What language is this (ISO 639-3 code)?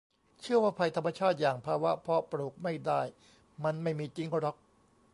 tha